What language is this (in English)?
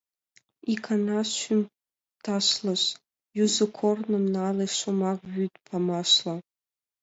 Mari